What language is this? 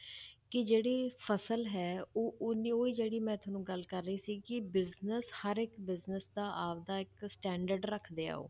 Punjabi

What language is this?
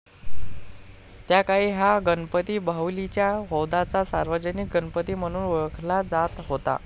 Marathi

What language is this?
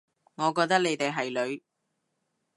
Cantonese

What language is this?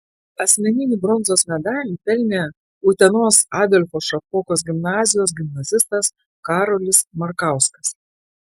Lithuanian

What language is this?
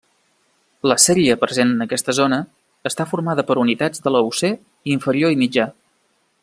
Catalan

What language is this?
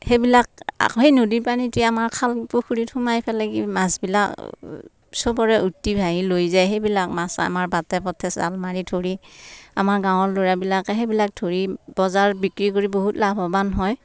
Assamese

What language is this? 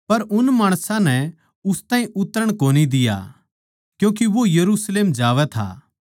Haryanvi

